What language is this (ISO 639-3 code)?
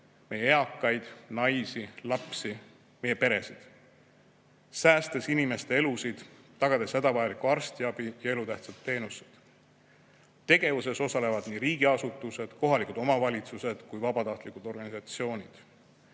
est